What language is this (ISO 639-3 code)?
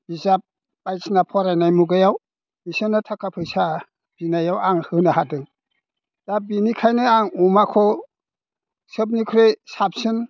brx